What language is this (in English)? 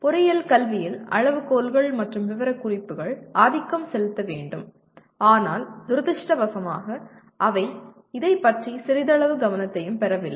Tamil